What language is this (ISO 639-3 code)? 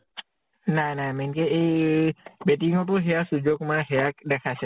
asm